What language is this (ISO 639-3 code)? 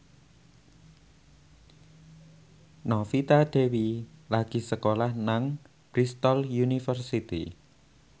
jav